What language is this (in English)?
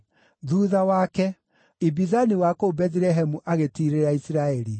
Kikuyu